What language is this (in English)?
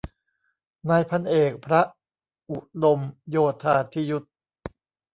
Thai